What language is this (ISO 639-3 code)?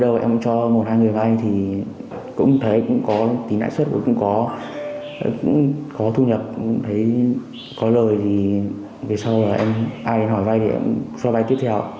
vie